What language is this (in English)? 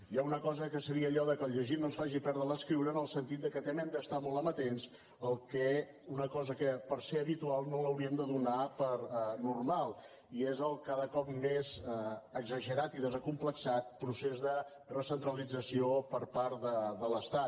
Catalan